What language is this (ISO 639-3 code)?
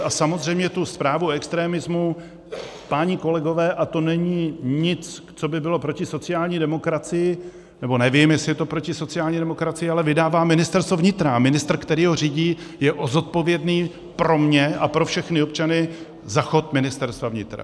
ces